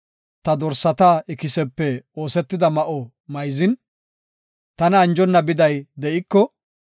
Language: Gofa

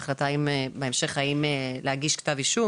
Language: Hebrew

